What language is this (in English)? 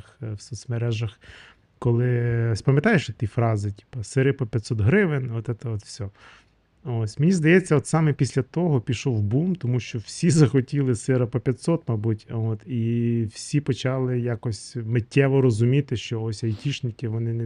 Ukrainian